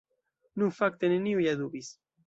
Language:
Esperanto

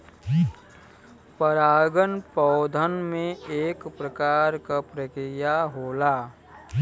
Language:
Bhojpuri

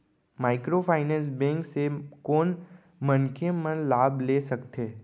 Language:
Chhattisgarhi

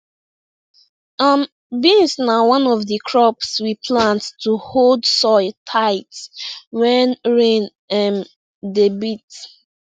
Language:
Nigerian Pidgin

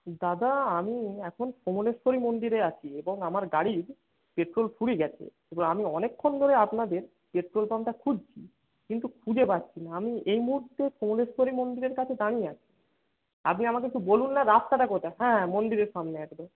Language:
Bangla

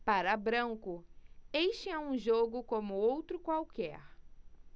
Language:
Portuguese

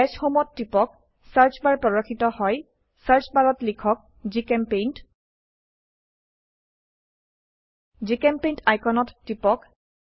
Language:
Assamese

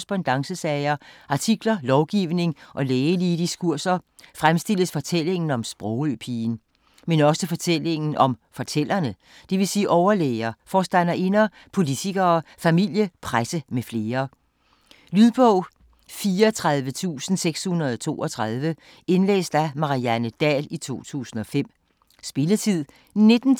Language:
Danish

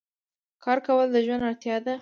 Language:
Pashto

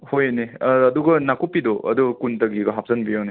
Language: Manipuri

